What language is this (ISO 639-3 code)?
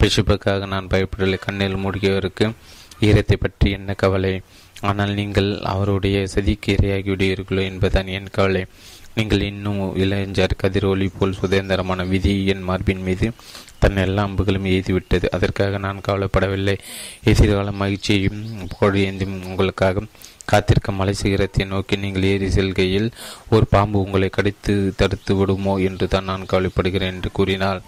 tam